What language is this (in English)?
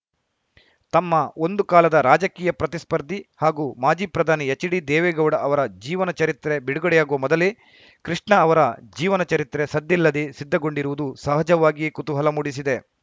Kannada